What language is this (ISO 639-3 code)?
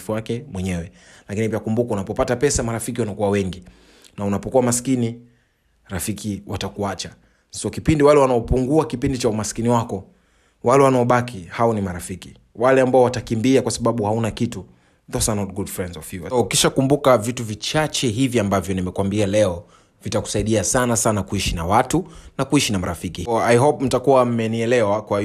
swa